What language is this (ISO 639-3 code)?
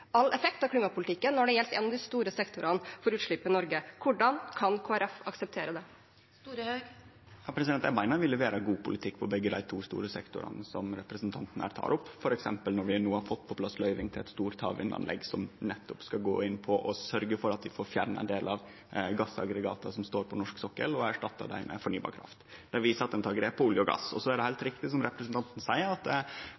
nor